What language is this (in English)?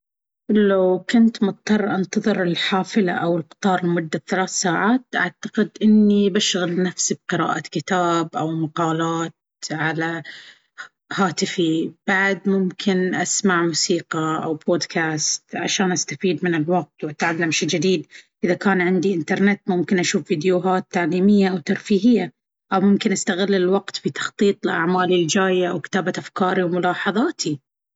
Baharna Arabic